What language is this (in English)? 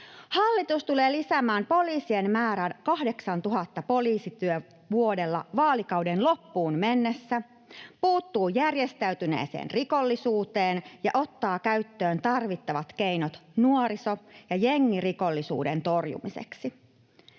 Finnish